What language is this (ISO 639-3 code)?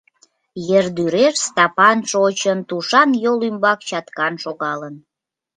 chm